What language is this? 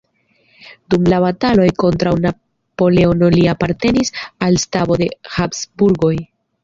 Esperanto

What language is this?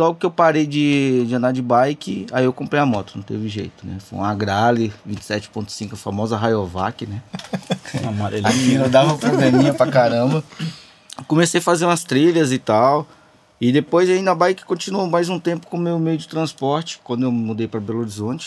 Portuguese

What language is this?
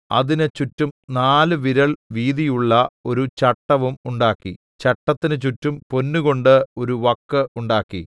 Malayalam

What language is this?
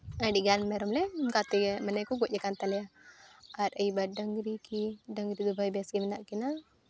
Santali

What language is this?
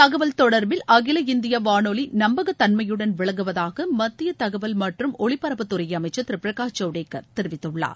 Tamil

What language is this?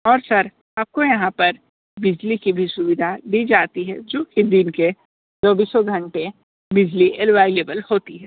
Hindi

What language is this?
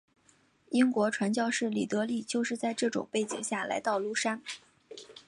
Chinese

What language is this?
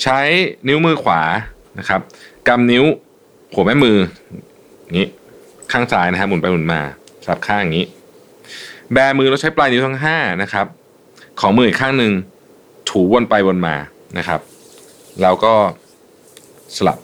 Thai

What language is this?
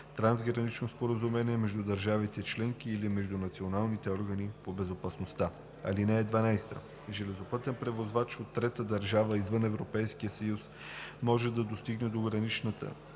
Bulgarian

